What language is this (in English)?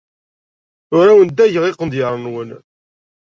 Kabyle